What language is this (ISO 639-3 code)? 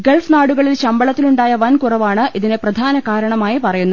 mal